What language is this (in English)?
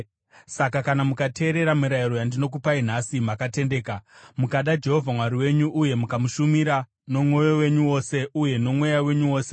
Shona